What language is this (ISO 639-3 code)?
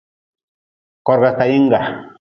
nmz